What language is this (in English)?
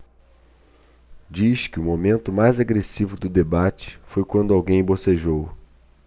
Portuguese